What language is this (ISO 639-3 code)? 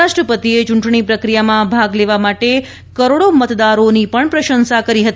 guj